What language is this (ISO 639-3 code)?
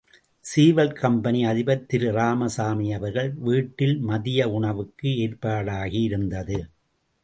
tam